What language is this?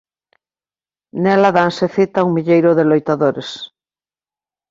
Galician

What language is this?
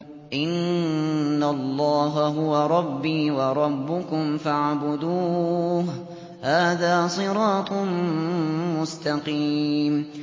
Arabic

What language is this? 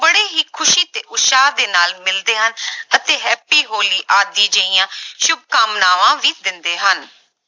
Punjabi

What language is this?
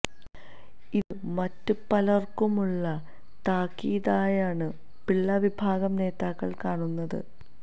Malayalam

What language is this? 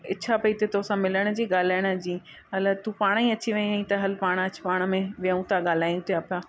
Sindhi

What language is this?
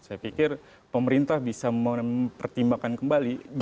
Indonesian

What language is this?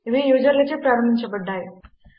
Telugu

